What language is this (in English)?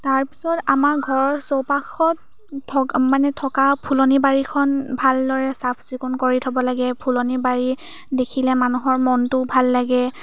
Assamese